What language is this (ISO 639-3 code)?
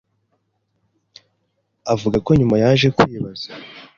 kin